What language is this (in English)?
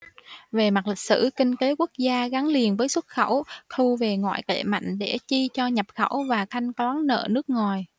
Vietnamese